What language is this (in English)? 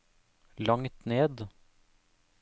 Norwegian